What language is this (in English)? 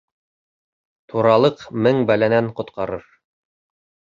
Bashkir